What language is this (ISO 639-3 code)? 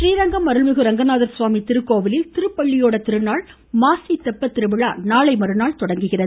tam